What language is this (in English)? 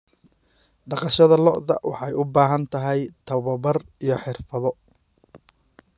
Somali